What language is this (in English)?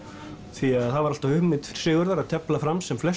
Icelandic